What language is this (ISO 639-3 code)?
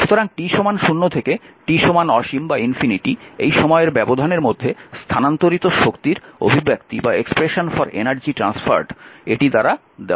ben